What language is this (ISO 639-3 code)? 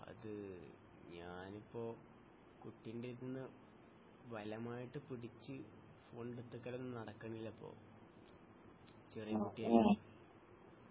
mal